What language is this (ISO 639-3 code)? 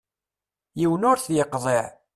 kab